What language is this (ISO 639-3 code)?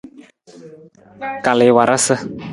nmz